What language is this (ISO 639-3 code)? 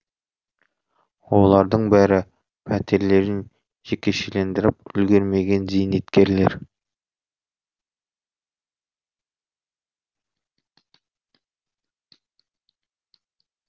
kaz